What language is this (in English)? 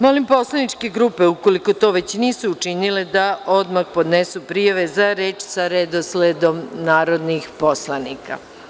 Serbian